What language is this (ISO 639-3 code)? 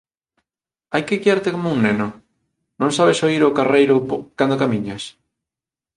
glg